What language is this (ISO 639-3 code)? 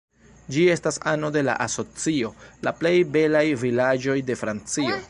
epo